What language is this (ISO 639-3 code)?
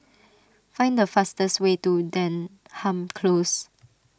eng